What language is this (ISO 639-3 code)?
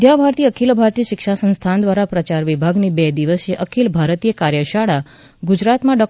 guj